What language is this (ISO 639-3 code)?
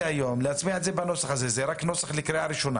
heb